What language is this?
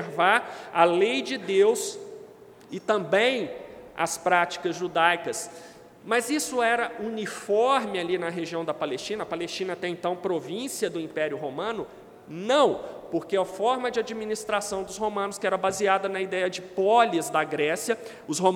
Portuguese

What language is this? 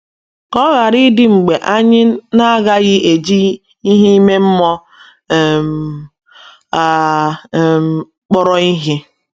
Igbo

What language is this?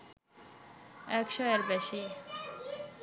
Bangla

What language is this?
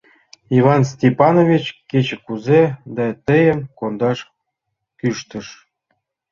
Mari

